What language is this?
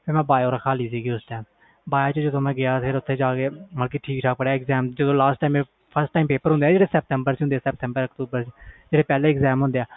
Punjabi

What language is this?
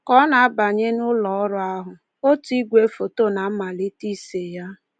Igbo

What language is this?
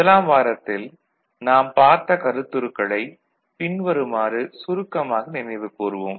Tamil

